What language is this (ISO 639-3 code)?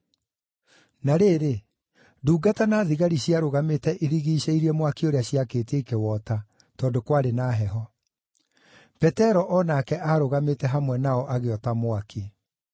kik